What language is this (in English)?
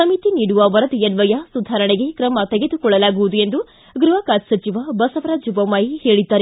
Kannada